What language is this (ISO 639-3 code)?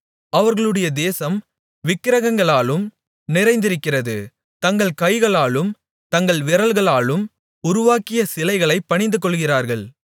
tam